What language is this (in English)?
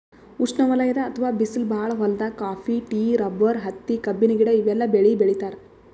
Kannada